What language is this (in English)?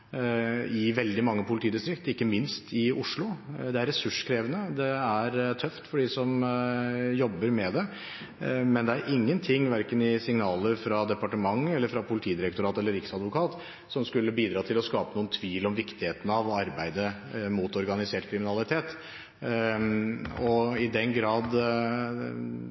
Norwegian Bokmål